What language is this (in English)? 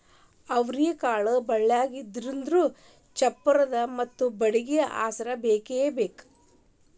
Kannada